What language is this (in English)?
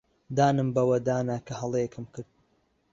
Central Kurdish